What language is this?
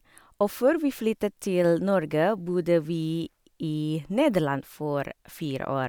Norwegian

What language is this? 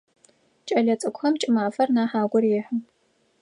Adyghe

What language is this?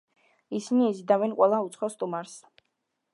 Georgian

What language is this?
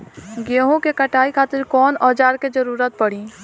Bhojpuri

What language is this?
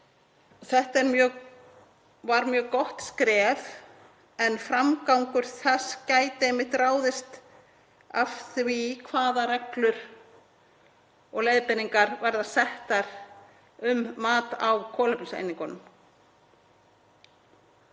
Icelandic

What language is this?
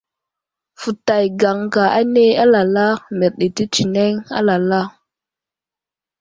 Wuzlam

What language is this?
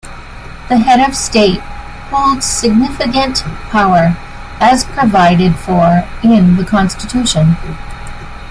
English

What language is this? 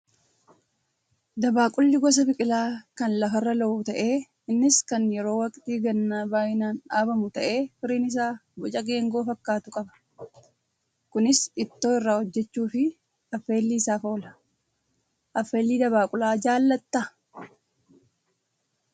Oromo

